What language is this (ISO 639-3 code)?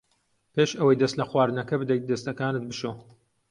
ckb